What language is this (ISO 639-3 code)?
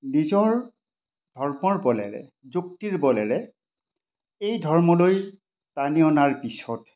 asm